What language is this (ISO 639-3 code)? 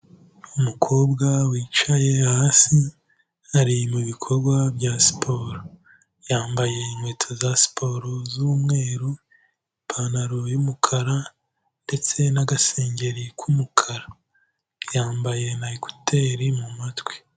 kin